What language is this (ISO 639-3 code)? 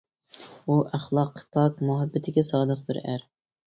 uig